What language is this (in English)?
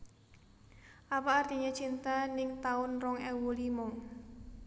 Javanese